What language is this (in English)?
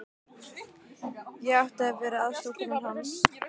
Icelandic